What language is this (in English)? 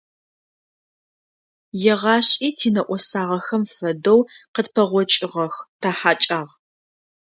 Adyghe